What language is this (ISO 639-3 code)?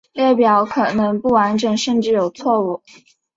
zho